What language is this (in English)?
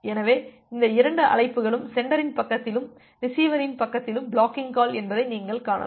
Tamil